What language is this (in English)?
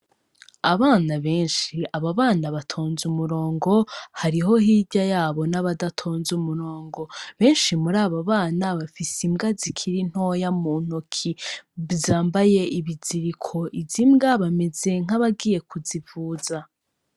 Rundi